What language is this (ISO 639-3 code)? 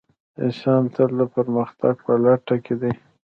pus